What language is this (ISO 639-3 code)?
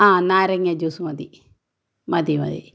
mal